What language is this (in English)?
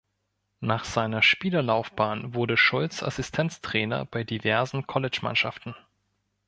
German